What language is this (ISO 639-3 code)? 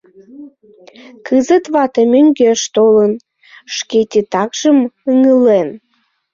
chm